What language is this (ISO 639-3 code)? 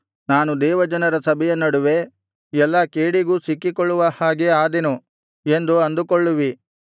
kan